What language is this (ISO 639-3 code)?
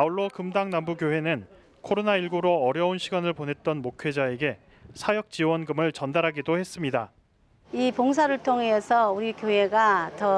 kor